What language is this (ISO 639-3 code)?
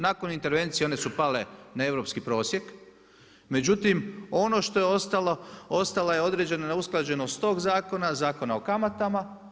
hrv